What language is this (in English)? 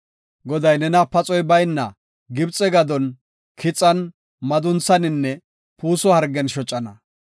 Gofa